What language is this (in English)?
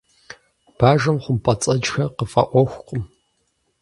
Kabardian